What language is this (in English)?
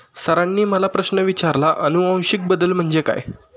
Marathi